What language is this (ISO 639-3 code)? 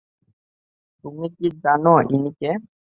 ben